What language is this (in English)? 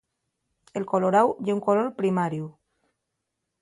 Asturian